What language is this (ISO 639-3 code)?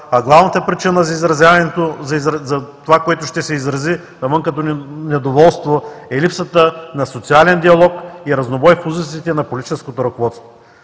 bul